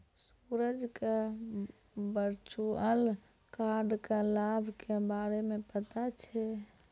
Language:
Maithili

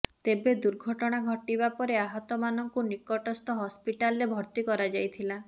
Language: Odia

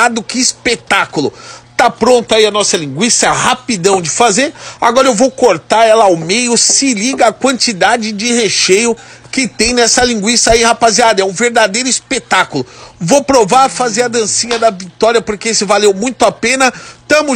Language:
Portuguese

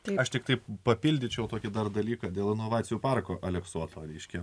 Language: Lithuanian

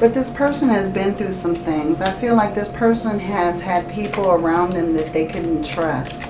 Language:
English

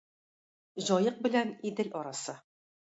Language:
Tatar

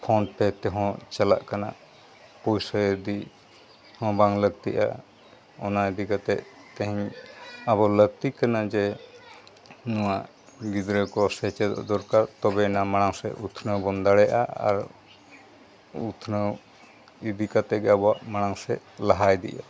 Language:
Santali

